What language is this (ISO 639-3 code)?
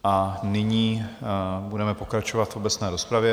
ces